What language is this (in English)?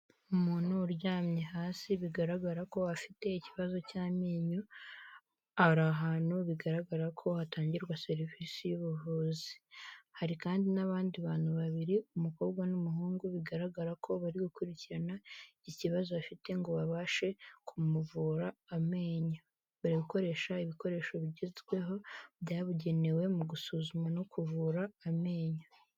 Kinyarwanda